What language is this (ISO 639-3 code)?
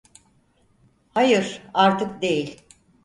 tur